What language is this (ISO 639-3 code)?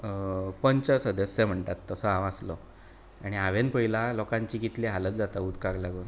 kok